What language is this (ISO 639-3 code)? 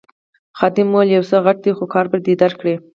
pus